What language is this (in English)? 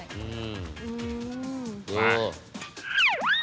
Thai